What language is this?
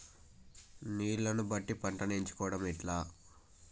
Telugu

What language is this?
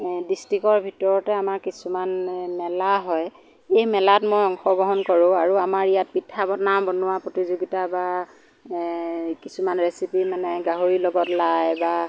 Assamese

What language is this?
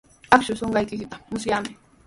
Sihuas Ancash Quechua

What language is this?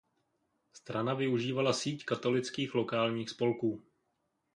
Czech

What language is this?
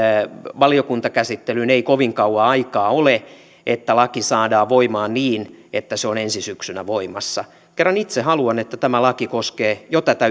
Finnish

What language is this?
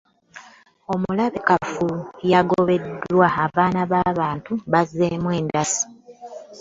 Ganda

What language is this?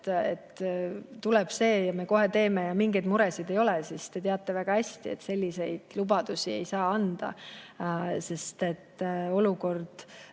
Estonian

